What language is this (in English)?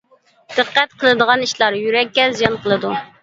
Uyghur